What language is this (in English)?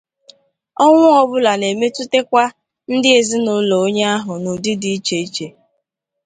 Igbo